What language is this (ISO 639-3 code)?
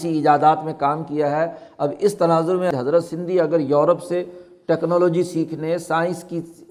urd